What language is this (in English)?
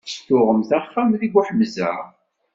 Kabyle